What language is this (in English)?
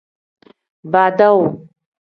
Tem